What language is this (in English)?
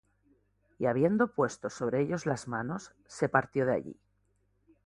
Spanish